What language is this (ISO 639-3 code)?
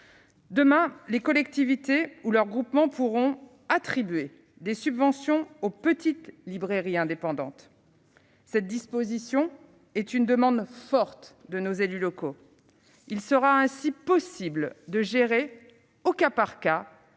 fra